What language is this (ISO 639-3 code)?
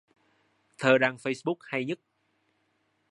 vie